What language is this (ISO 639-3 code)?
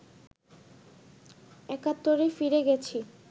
ben